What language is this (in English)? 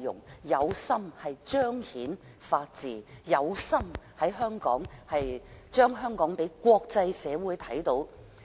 Cantonese